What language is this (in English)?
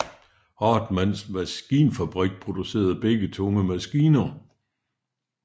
Danish